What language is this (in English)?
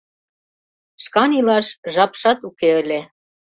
Mari